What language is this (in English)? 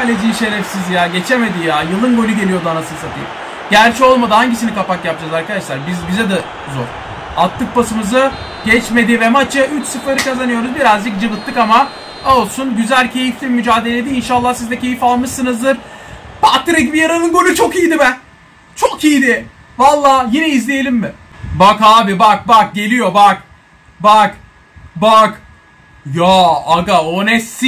Turkish